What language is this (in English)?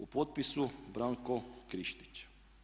Croatian